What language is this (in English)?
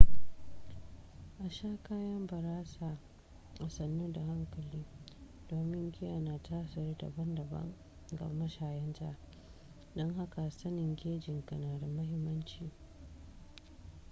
Hausa